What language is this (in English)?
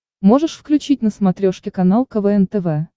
Russian